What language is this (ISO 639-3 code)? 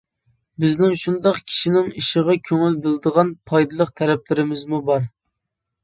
uig